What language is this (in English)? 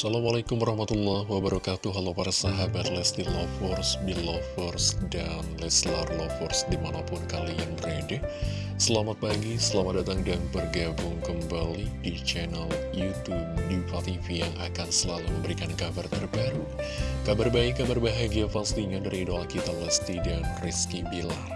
Indonesian